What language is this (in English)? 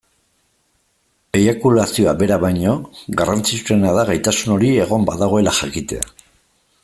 Basque